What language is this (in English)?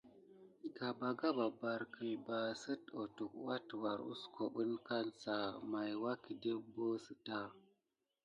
Gidar